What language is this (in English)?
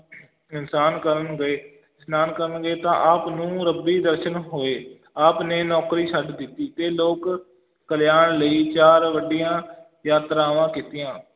Punjabi